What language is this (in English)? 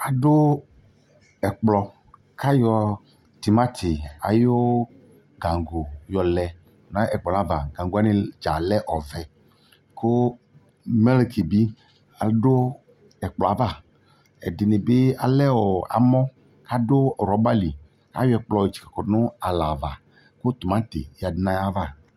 Ikposo